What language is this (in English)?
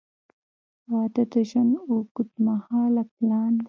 Pashto